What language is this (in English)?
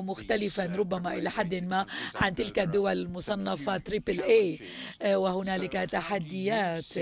Arabic